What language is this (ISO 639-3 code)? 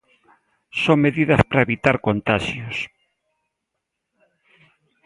glg